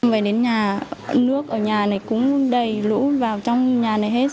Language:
Vietnamese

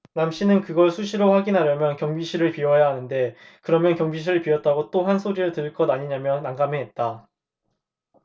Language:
Korean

